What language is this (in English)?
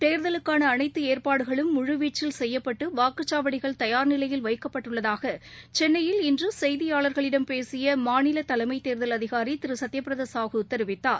Tamil